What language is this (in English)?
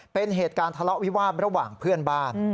Thai